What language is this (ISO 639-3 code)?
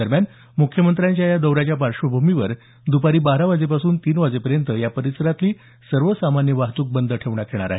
mar